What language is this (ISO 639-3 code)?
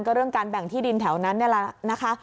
tha